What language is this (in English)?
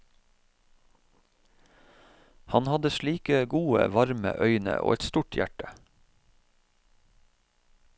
Norwegian